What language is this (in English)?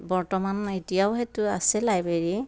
Assamese